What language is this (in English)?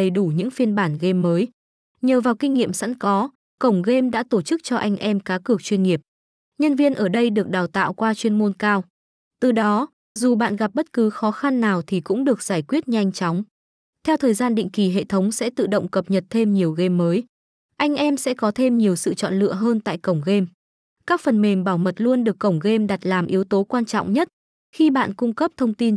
Vietnamese